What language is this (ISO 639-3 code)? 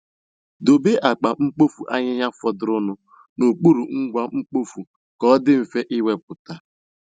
ibo